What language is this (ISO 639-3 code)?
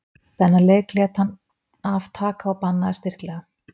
isl